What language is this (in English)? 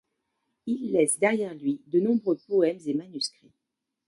French